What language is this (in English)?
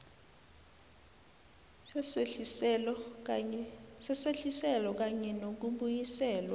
South Ndebele